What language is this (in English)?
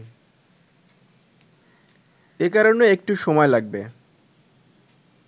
Bangla